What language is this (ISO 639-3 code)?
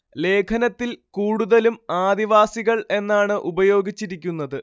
mal